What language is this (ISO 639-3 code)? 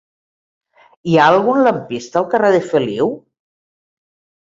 cat